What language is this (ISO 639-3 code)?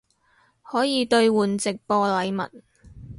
yue